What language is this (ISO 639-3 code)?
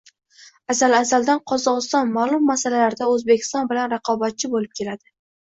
uzb